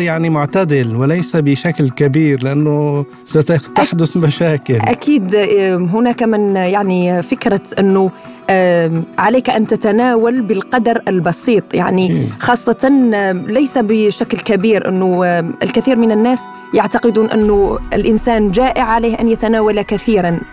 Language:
Arabic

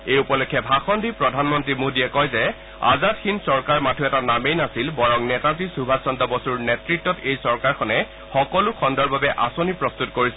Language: Assamese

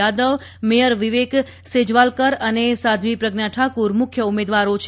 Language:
Gujarati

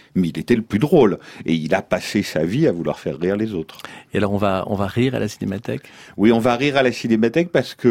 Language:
French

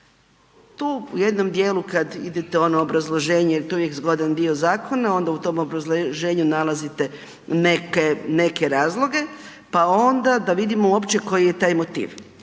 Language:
Croatian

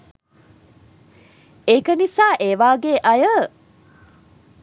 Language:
Sinhala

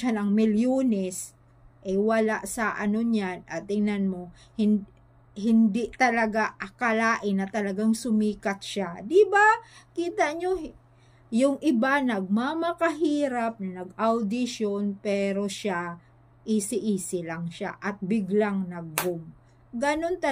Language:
Filipino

